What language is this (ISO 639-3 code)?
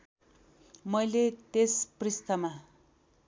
nep